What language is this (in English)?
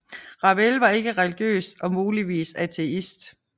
Danish